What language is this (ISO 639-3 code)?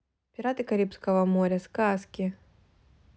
rus